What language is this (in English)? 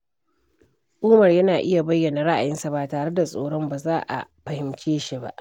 Hausa